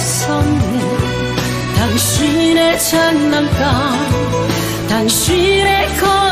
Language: Korean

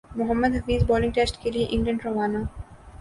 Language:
Urdu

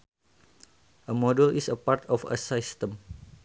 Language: Sundanese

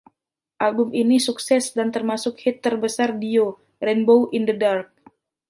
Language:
Indonesian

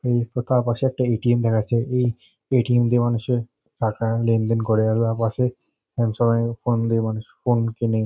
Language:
Bangla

